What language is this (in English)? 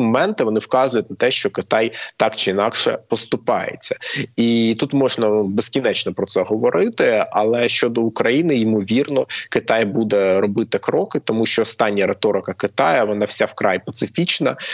Ukrainian